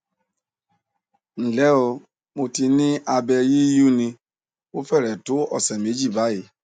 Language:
Yoruba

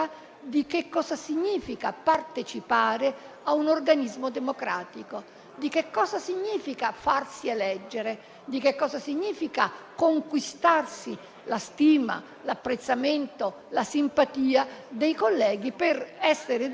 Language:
Italian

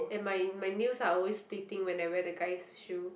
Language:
English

